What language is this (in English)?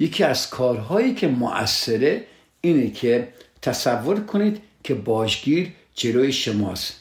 Persian